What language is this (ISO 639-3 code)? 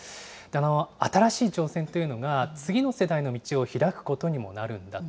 jpn